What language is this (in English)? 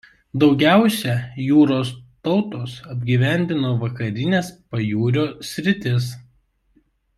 Lithuanian